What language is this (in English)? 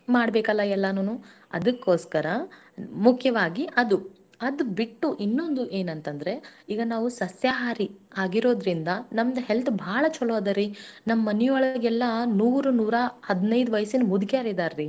Kannada